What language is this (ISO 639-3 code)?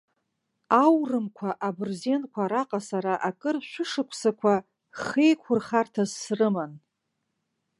abk